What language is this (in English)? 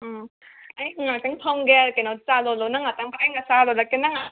Manipuri